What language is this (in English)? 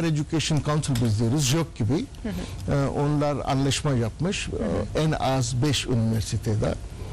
Turkish